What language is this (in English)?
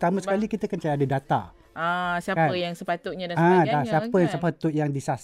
Malay